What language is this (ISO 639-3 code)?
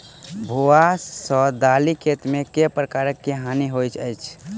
mai